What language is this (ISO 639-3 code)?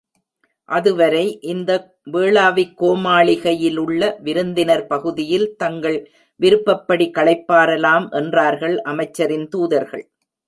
tam